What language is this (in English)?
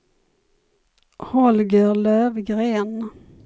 Swedish